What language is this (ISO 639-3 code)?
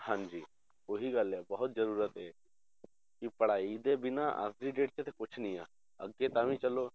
pan